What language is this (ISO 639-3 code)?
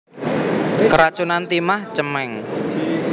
jav